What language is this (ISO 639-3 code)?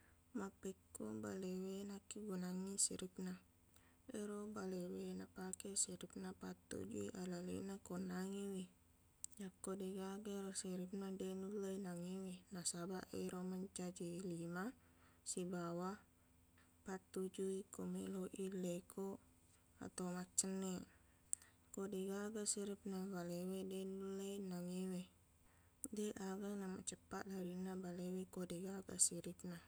bug